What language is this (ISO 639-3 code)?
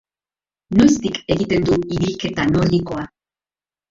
eus